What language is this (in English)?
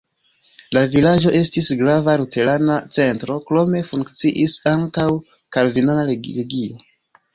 Esperanto